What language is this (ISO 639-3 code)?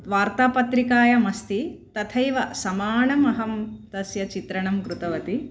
san